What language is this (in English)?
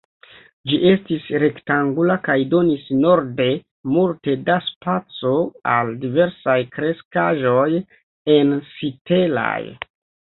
Esperanto